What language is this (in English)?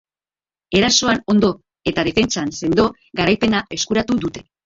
Basque